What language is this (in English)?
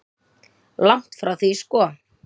Icelandic